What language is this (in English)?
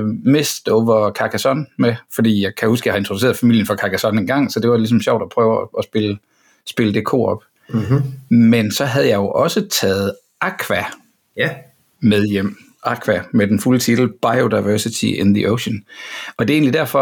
Danish